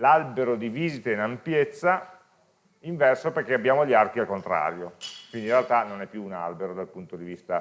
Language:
Italian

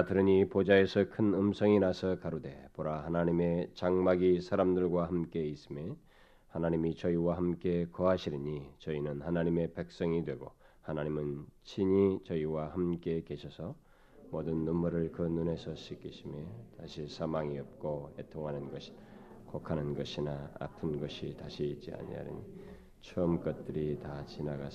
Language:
Korean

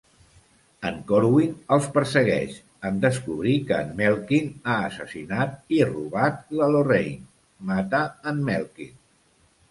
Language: Catalan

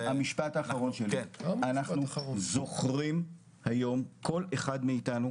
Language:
Hebrew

